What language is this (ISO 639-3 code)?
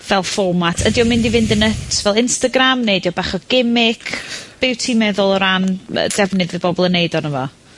cym